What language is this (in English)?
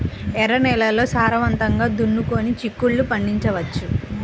Telugu